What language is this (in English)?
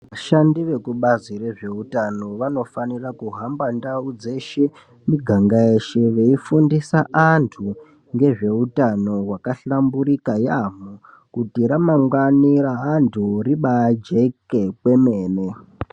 Ndau